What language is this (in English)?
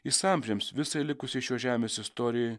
Lithuanian